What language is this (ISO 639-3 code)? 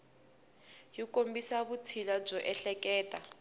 tso